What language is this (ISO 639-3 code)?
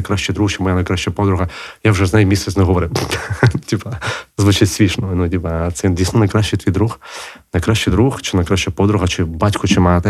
ukr